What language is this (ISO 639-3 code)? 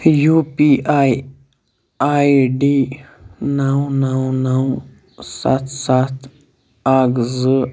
kas